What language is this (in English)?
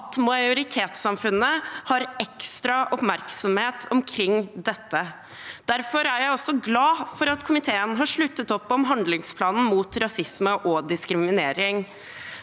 Norwegian